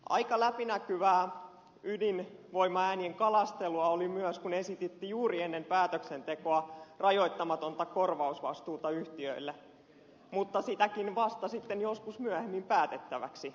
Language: Finnish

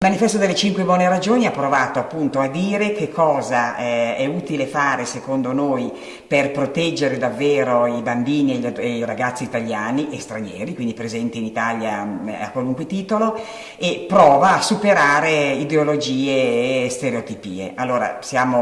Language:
Italian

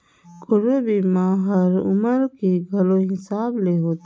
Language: Chhattisgarhi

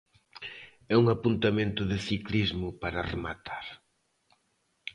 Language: Galician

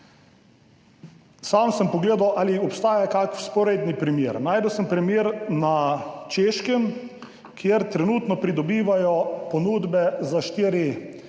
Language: Slovenian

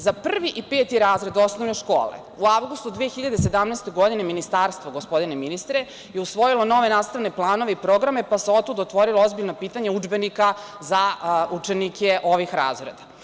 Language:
Serbian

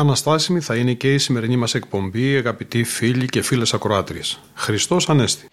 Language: Greek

